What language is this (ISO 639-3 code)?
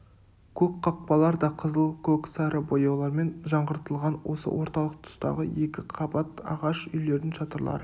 kaz